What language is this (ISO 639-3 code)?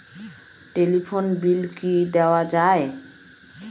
ben